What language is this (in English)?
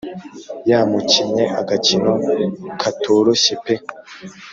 Kinyarwanda